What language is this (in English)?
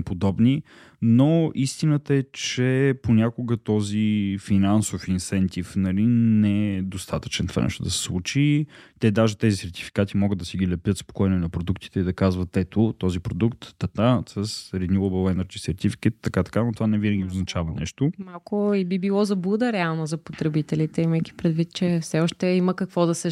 Bulgarian